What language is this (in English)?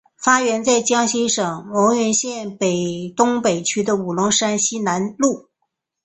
Chinese